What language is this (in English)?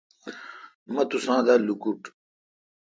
Kalkoti